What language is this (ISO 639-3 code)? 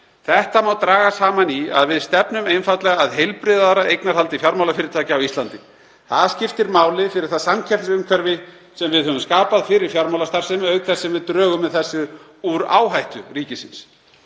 isl